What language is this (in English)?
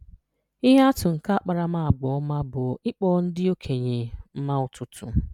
Igbo